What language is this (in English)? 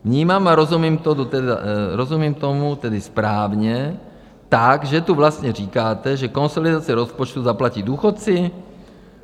Czech